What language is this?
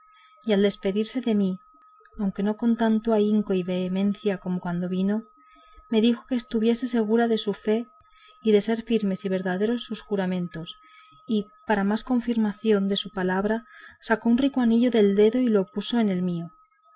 Spanish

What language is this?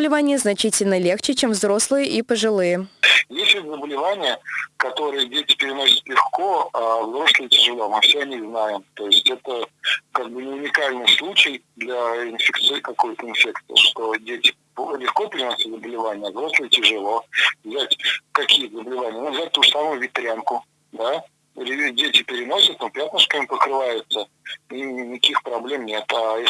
Russian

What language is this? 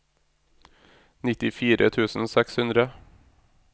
Norwegian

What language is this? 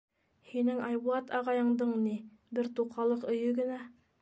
Bashkir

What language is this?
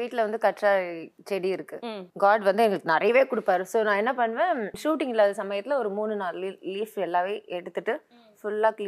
Tamil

